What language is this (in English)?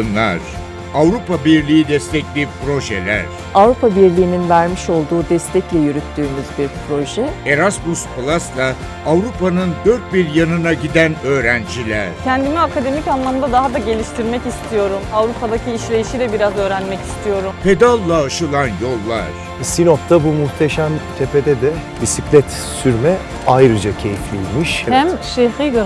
Turkish